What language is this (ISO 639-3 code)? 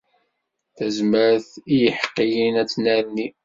kab